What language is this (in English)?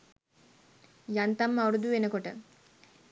Sinhala